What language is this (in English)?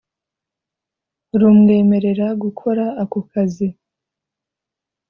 Kinyarwanda